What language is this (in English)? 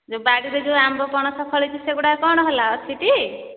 Odia